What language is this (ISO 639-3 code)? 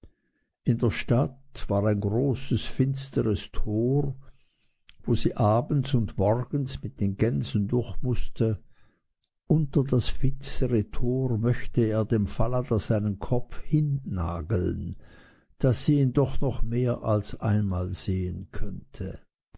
deu